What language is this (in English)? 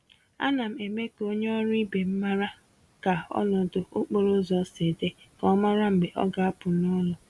Igbo